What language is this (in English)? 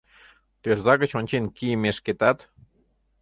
Mari